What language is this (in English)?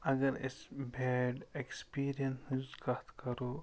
Kashmiri